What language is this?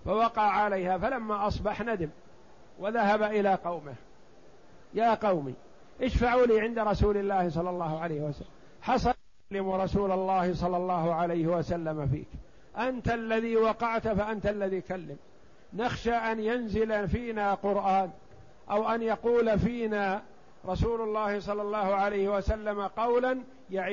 Arabic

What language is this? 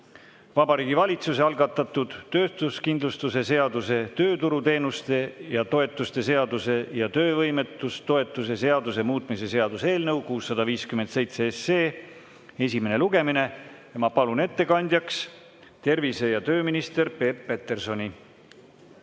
Estonian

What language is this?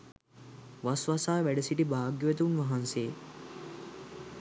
Sinhala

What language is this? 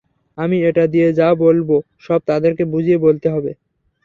Bangla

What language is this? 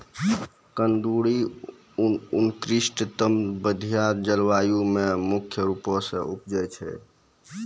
Maithili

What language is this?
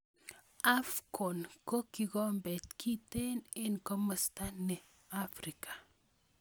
Kalenjin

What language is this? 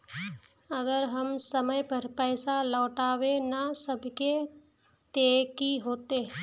Magahi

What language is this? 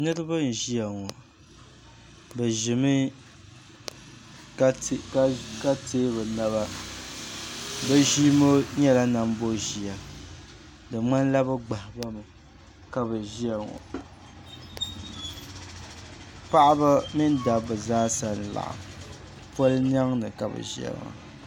Dagbani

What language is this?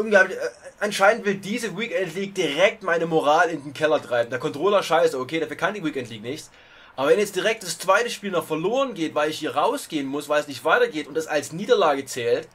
German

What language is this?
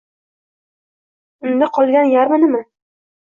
Uzbek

